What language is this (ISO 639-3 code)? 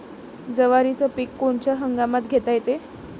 mar